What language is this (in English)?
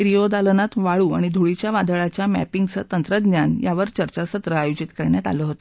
Marathi